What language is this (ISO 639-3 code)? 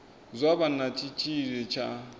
ven